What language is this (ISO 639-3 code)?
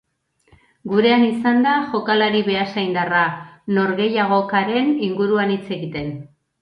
eus